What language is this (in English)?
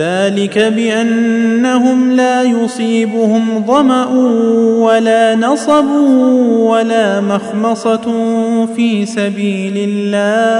Arabic